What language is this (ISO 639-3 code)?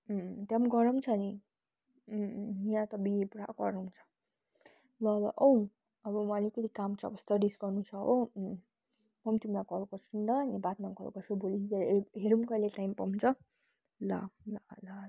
nep